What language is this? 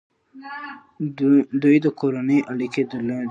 Pashto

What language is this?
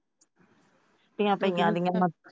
Punjabi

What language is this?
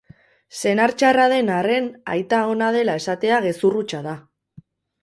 Basque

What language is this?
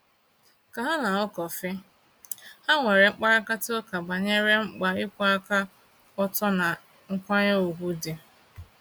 Igbo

